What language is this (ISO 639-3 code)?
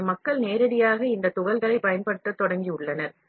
tam